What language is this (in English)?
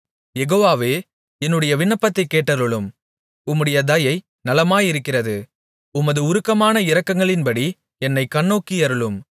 Tamil